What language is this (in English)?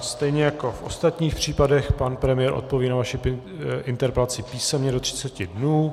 Czech